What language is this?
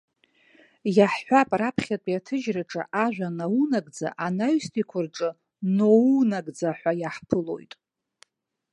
Abkhazian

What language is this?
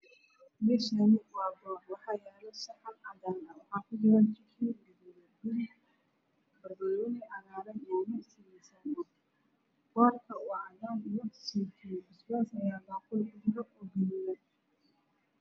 Somali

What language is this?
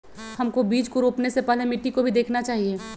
Magahi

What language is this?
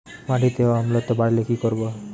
Bangla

